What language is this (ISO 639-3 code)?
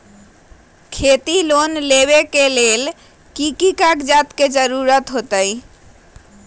mag